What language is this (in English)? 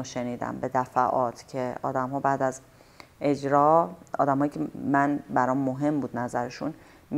Persian